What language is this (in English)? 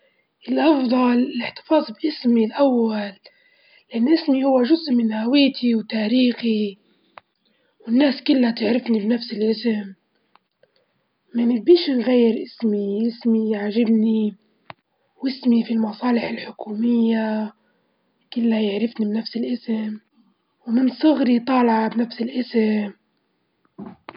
Libyan Arabic